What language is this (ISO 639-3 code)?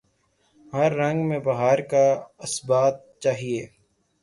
urd